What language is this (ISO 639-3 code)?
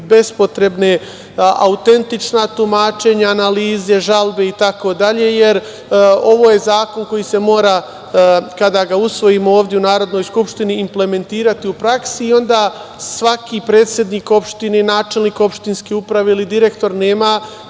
srp